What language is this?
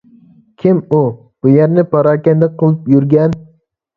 Uyghur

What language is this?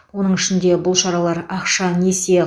Kazakh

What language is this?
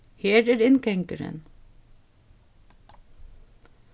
Faroese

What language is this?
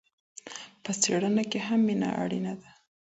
Pashto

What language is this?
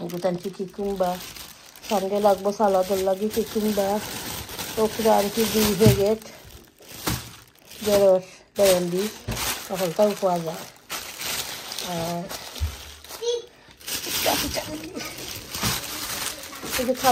Bangla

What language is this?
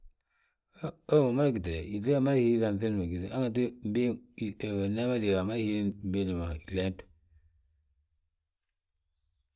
Balanta-Ganja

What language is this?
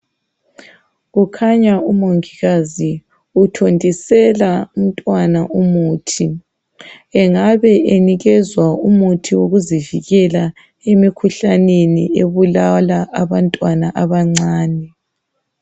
North Ndebele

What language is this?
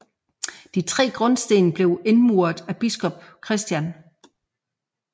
Danish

